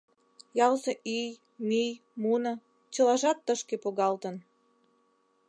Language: Mari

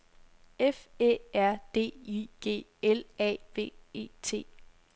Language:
Danish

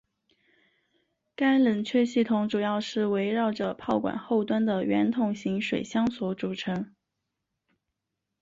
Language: Chinese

